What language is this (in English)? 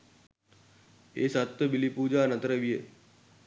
Sinhala